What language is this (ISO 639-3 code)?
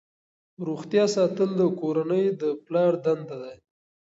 pus